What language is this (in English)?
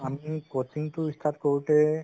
Assamese